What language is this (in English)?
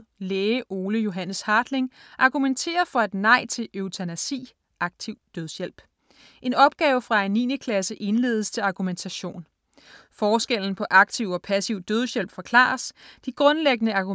Danish